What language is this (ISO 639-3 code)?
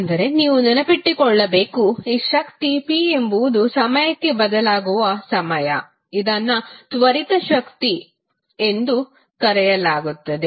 kan